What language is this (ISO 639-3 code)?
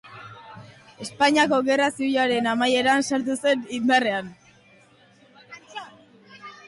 eus